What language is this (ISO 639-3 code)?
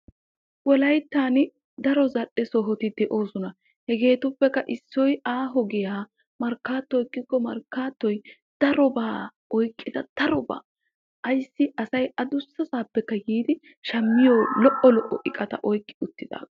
wal